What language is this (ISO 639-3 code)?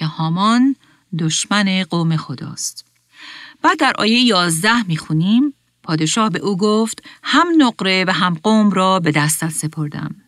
fas